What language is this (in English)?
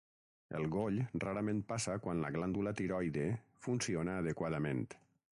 Catalan